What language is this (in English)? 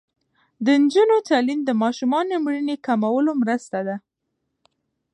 Pashto